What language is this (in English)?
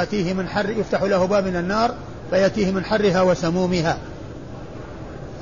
Arabic